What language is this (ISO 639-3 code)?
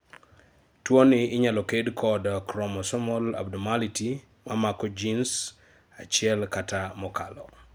luo